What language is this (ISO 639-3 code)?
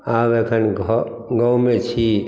mai